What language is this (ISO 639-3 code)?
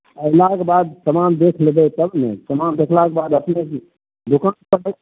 mai